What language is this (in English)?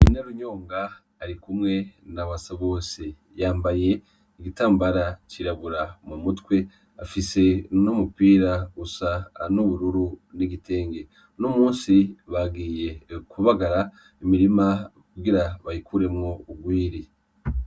Rundi